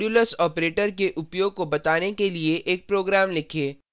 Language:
Hindi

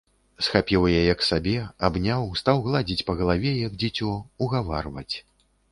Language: Belarusian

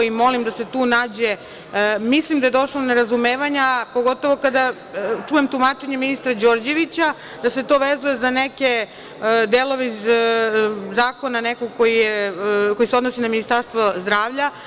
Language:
Serbian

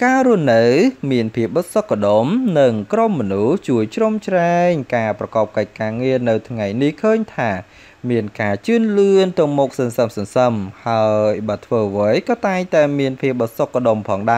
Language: Vietnamese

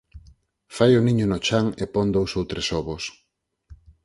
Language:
Galician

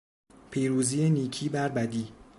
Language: Persian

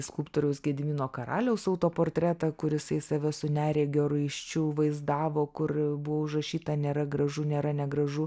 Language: Lithuanian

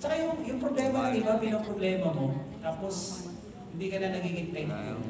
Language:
Filipino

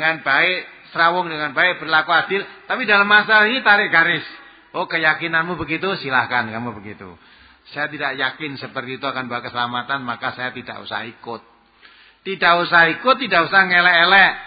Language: Indonesian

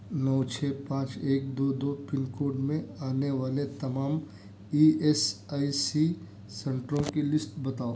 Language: Urdu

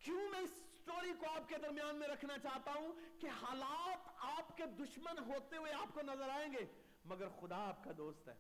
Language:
Urdu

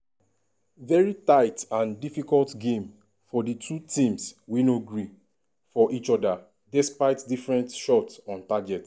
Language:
Nigerian Pidgin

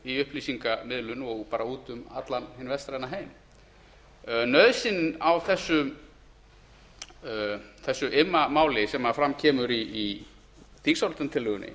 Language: Icelandic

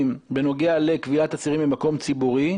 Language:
Hebrew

